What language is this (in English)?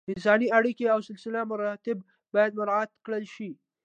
Pashto